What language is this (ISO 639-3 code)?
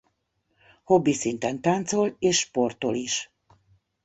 hun